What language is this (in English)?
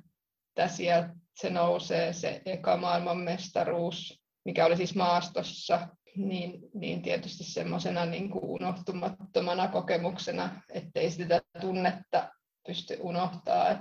Finnish